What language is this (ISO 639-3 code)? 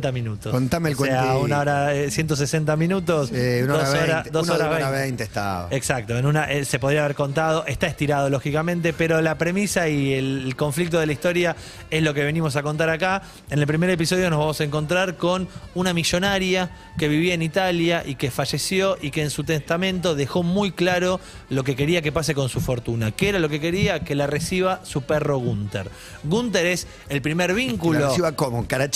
spa